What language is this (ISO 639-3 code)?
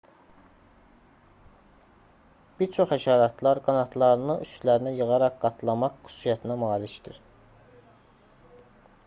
aze